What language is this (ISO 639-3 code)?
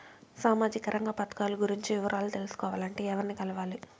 tel